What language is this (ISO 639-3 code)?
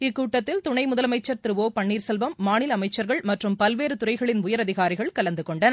tam